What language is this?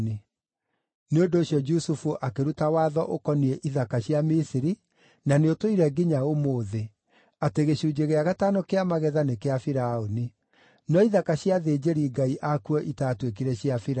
Kikuyu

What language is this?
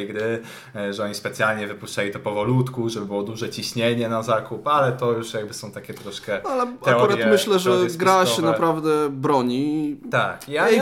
Polish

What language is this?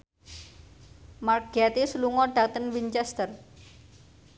Javanese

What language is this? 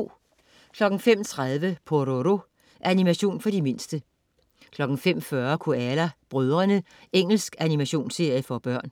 Danish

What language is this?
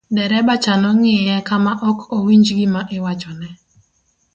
Luo (Kenya and Tanzania)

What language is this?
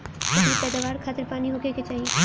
Bhojpuri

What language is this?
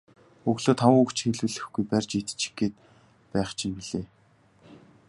Mongolian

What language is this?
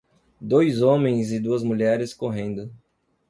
Portuguese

